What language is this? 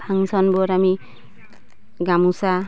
Assamese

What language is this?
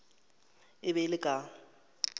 Northern Sotho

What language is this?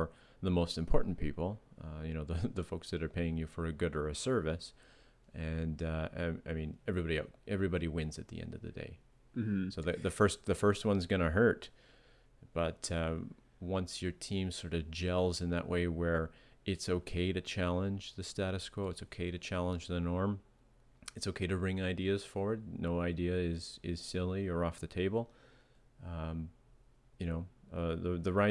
English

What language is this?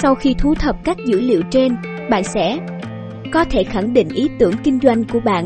Vietnamese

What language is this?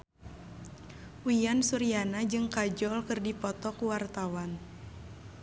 Sundanese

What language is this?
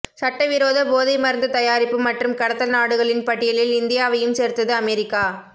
Tamil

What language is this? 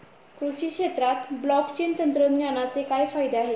Marathi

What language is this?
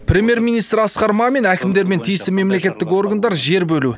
Kazakh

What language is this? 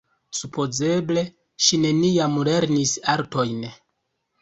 Esperanto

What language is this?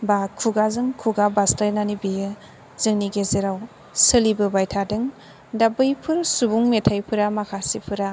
Bodo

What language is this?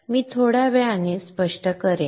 Marathi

